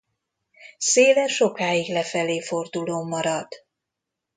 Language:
Hungarian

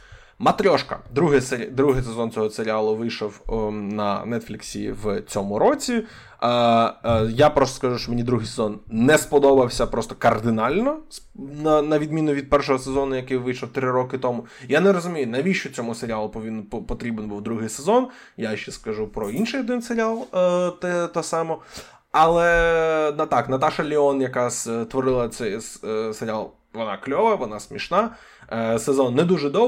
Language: Ukrainian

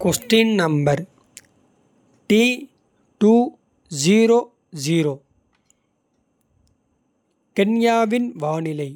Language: Kota (India)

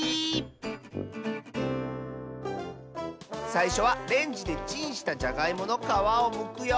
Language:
Japanese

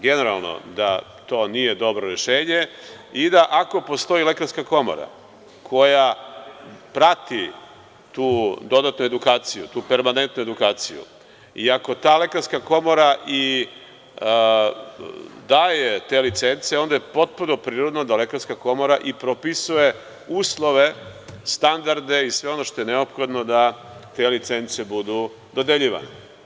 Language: Serbian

